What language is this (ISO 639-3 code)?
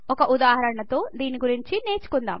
tel